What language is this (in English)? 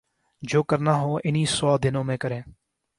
Urdu